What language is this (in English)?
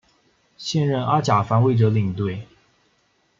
Chinese